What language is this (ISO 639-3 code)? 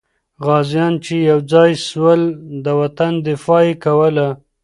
pus